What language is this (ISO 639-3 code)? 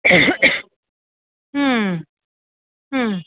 san